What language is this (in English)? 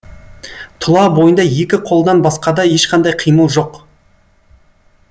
Kazakh